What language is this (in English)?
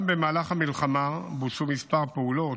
Hebrew